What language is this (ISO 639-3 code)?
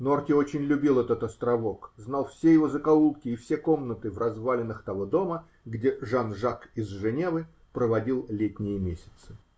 rus